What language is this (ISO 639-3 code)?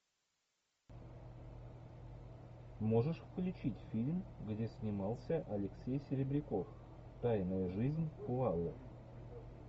rus